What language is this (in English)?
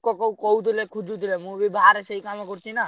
Odia